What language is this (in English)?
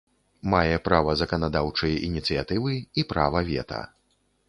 Belarusian